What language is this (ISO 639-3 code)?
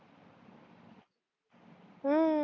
mar